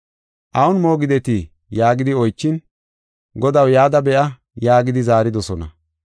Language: Gofa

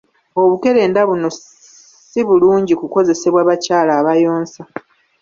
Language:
Ganda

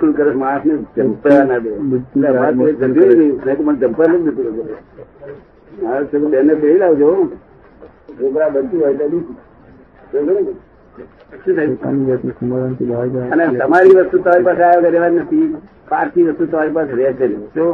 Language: Gujarati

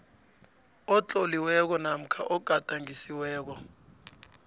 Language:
South Ndebele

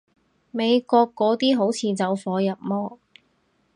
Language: Cantonese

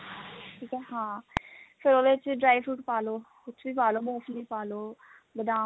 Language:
Punjabi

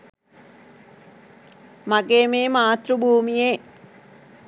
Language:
Sinhala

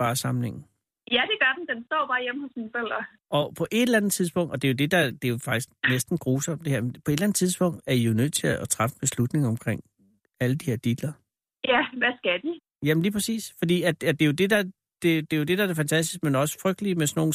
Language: Danish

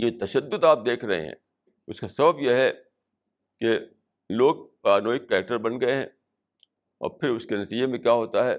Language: Urdu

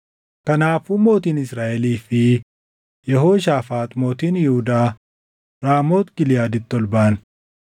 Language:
Oromo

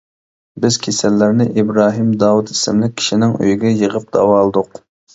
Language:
Uyghur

